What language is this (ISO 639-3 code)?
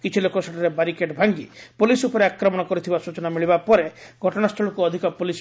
ori